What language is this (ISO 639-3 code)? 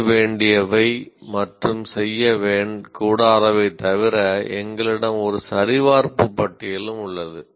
tam